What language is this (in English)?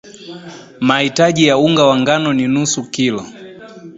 Swahili